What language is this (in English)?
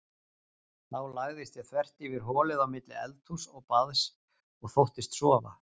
Icelandic